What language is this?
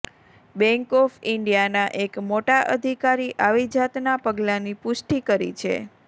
Gujarati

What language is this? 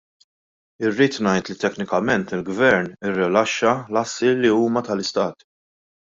Maltese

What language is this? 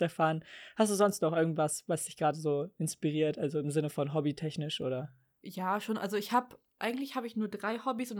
German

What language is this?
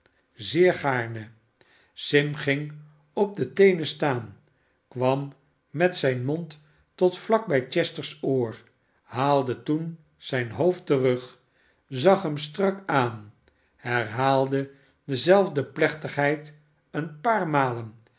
Dutch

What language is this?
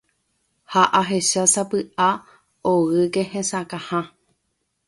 Guarani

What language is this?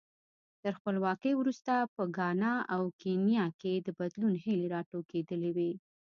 Pashto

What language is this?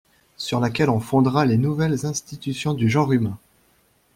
French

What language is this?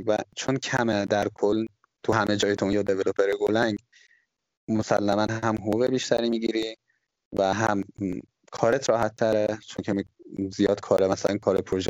Persian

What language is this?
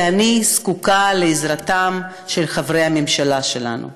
Hebrew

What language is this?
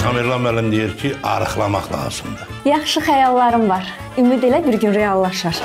Turkish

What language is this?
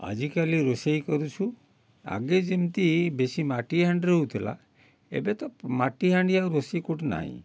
Odia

